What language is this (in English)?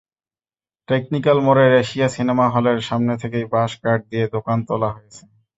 Bangla